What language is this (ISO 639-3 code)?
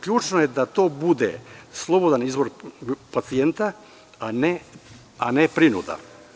srp